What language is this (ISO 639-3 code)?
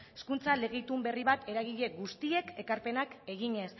eus